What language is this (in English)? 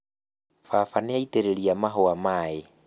Kikuyu